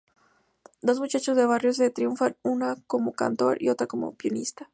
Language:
Spanish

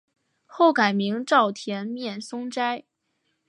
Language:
Chinese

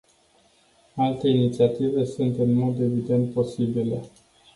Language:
Romanian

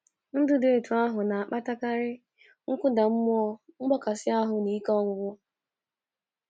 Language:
Igbo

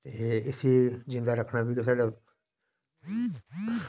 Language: Dogri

